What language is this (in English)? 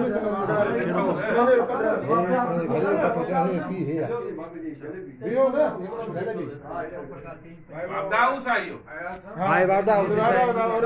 Hindi